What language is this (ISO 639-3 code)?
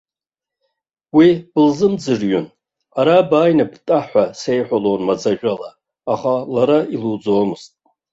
abk